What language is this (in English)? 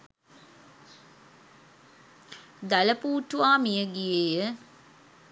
Sinhala